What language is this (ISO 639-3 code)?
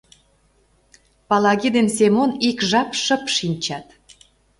chm